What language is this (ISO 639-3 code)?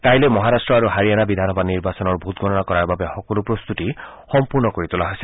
asm